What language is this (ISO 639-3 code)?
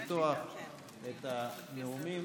heb